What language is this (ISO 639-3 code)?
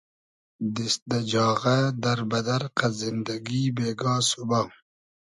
haz